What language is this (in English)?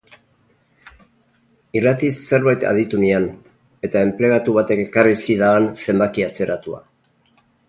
Basque